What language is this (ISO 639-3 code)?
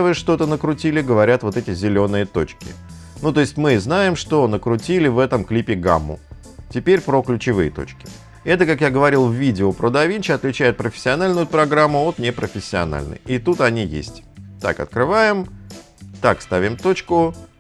rus